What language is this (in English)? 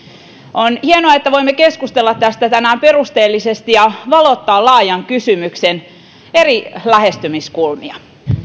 Finnish